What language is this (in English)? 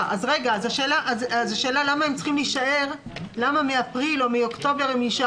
Hebrew